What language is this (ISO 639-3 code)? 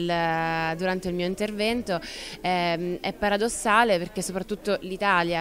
ita